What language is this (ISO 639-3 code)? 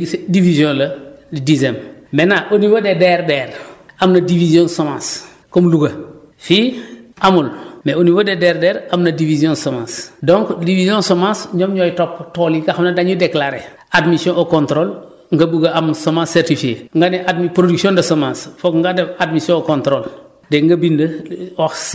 wol